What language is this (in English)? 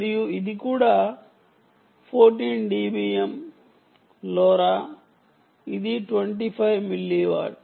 Telugu